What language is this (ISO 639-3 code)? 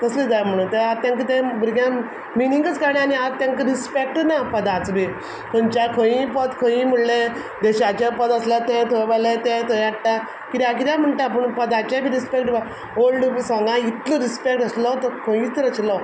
kok